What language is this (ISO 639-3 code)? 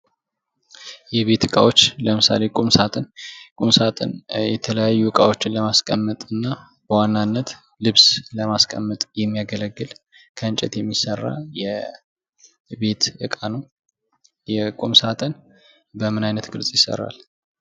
amh